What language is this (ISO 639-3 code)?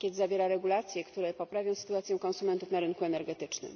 pol